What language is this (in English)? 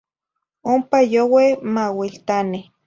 Zacatlán-Ahuacatlán-Tepetzintla Nahuatl